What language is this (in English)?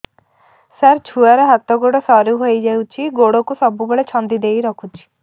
Odia